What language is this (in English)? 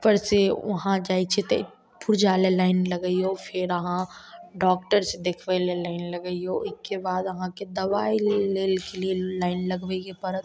Maithili